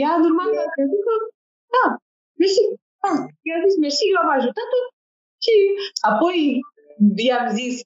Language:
Romanian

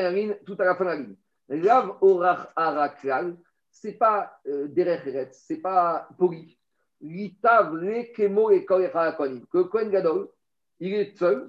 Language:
French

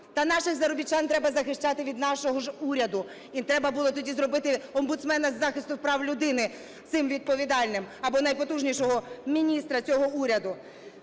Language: Ukrainian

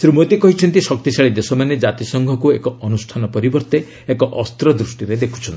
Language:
Odia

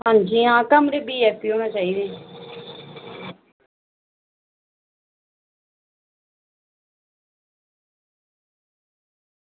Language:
Dogri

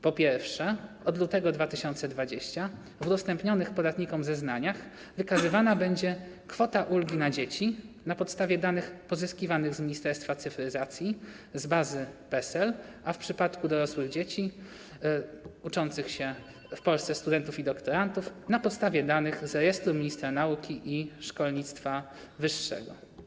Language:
Polish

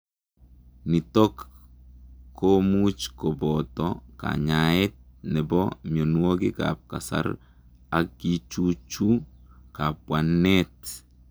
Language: Kalenjin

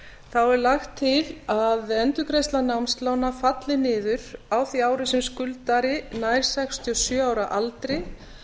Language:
Icelandic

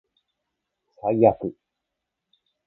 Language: Japanese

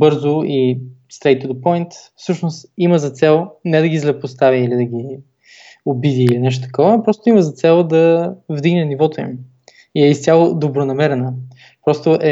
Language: Bulgarian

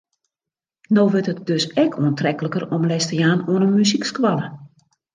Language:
Western Frisian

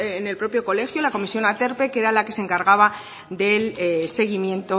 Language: Spanish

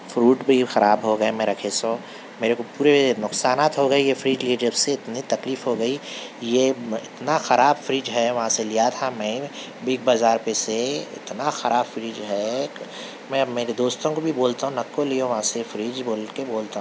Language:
Urdu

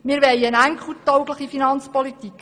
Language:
Swiss German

